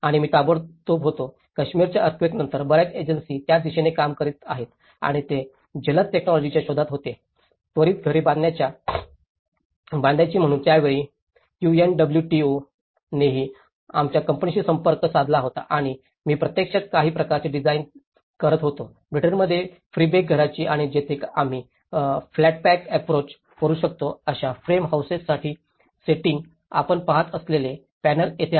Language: Marathi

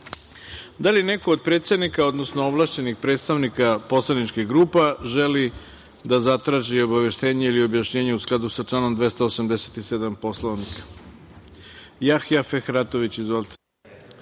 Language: Serbian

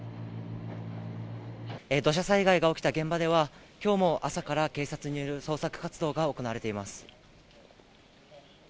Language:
Japanese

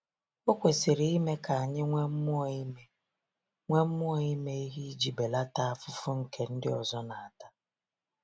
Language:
Igbo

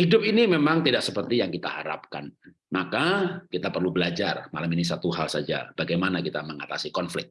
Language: Indonesian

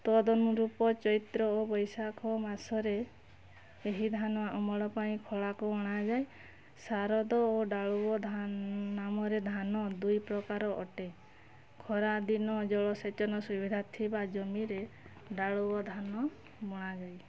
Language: Odia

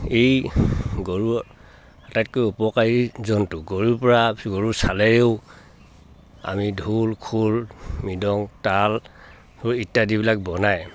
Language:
Assamese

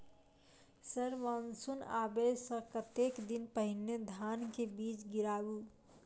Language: Maithili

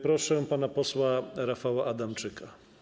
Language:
Polish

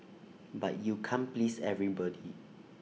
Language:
English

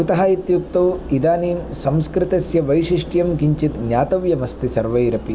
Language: Sanskrit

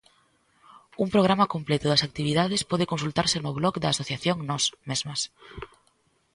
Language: Galician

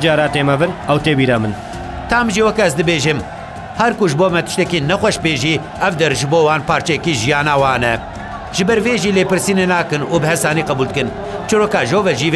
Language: Arabic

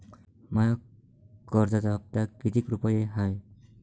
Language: Marathi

